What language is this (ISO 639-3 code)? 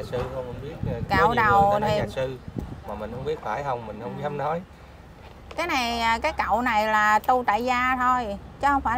vie